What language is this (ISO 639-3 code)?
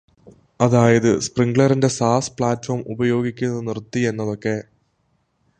mal